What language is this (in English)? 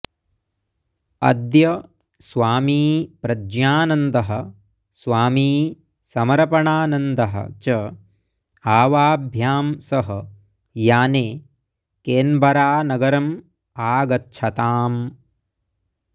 Sanskrit